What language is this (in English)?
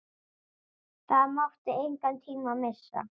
Icelandic